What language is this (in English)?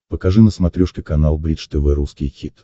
Russian